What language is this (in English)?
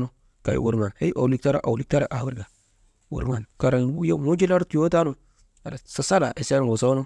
Maba